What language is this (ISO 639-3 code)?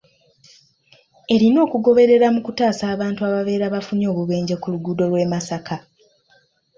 lug